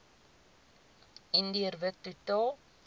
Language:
Afrikaans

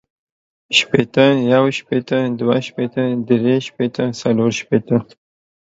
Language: Pashto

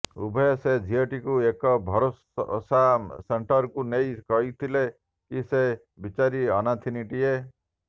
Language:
Odia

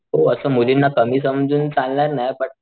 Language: Marathi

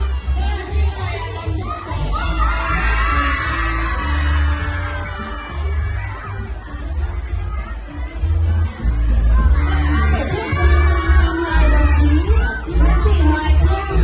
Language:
Vietnamese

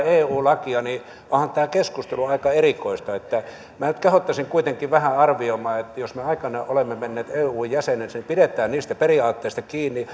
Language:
Finnish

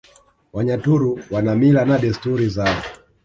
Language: Swahili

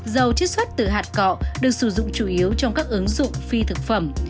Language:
Vietnamese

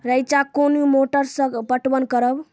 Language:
Maithili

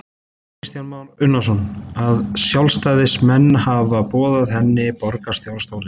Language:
Icelandic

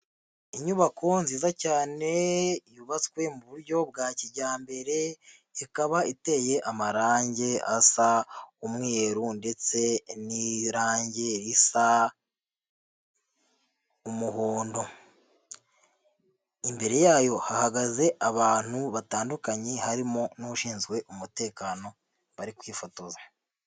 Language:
Kinyarwanda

